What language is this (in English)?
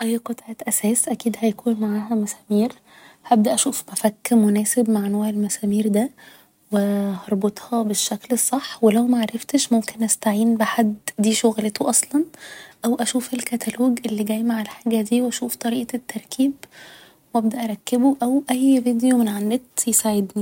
Egyptian Arabic